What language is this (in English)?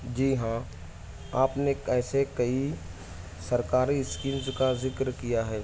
Urdu